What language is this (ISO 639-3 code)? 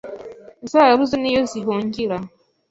kin